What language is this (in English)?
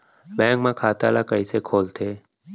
Chhattisgarhi